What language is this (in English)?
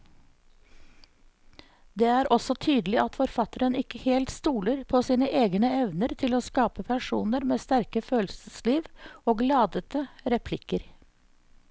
Norwegian